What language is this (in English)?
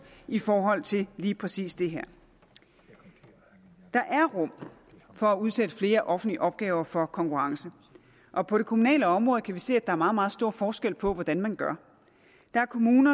Danish